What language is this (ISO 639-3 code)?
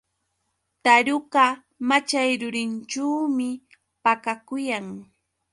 qux